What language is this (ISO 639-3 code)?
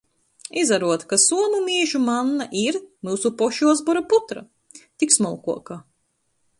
ltg